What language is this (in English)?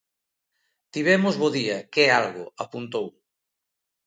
Galician